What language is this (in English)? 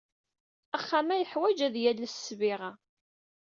Kabyle